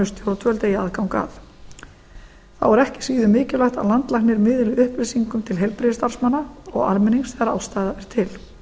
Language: Icelandic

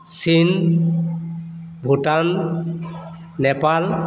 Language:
Assamese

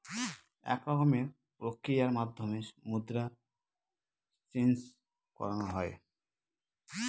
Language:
Bangla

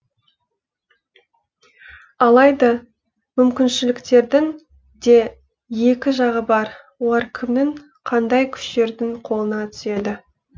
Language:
Kazakh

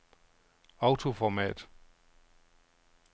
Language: Danish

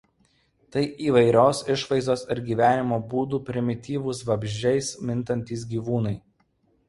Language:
Lithuanian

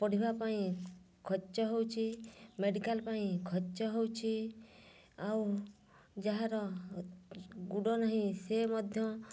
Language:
Odia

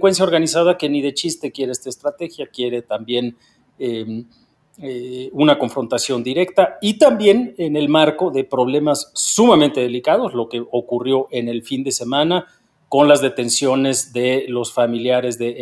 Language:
Spanish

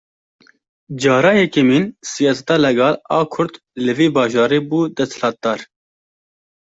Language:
Kurdish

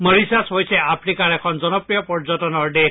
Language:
Assamese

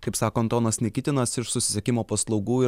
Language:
Lithuanian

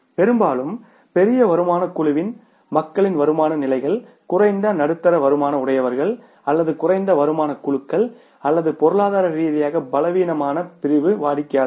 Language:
Tamil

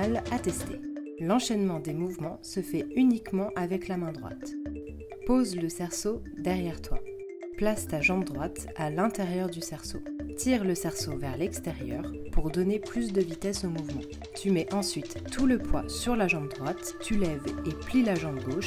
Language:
French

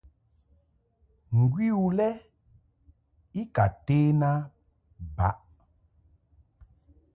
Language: Mungaka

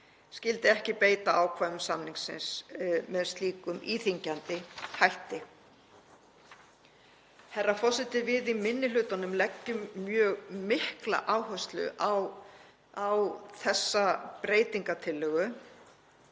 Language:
Icelandic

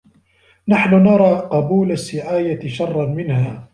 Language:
Arabic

